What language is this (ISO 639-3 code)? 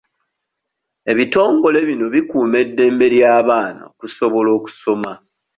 lug